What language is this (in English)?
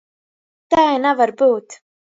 Latgalian